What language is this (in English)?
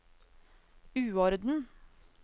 Norwegian